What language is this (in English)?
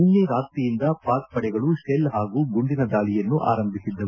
Kannada